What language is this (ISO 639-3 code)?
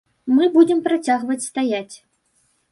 bel